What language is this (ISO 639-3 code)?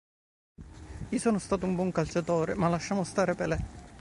ita